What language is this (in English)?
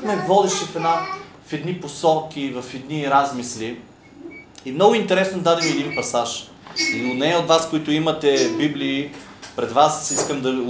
Bulgarian